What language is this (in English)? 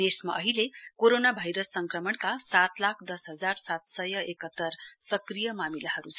Nepali